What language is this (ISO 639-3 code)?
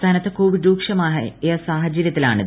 mal